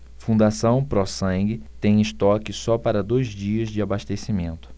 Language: Portuguese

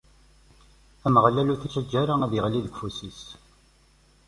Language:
Kabyle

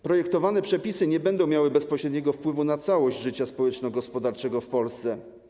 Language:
Polish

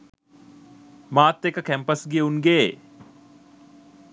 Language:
Sinhala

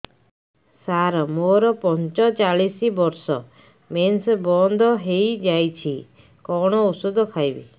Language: Odia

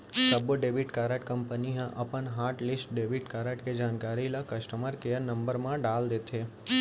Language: Chhattisgarhi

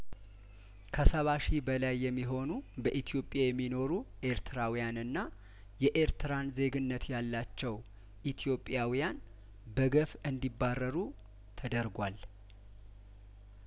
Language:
Amharic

